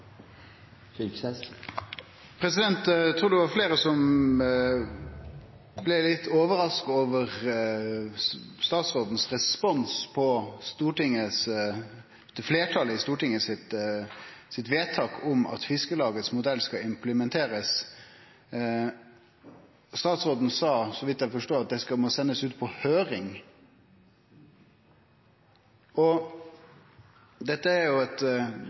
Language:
Norwegian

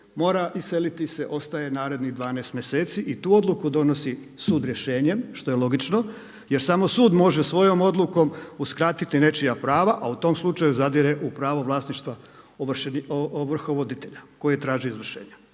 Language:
Croatian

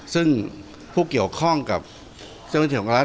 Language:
Thai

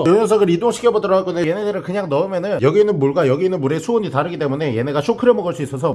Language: Korean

